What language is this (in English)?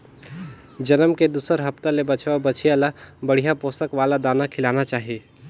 Chhattisgarhi